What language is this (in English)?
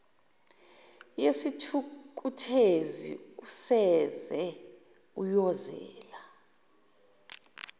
Zulu